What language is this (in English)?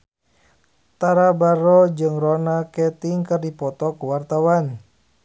Sundanese